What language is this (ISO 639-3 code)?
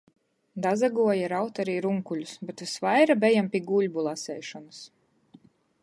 ltg